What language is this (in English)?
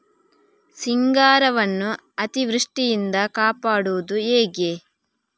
Kannada